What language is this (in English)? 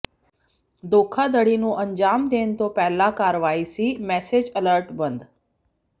Punjabi